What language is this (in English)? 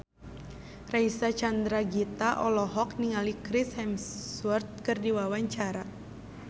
Sundanese